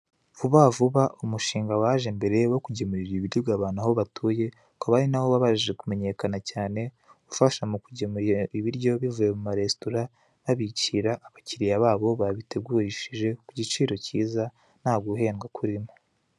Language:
Kinyarwanda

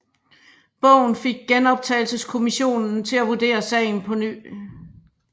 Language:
Danish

